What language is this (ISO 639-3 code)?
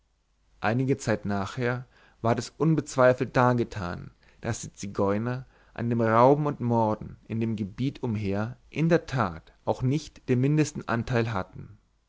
deu